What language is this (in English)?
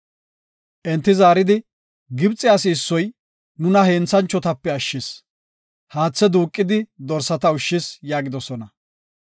Gofa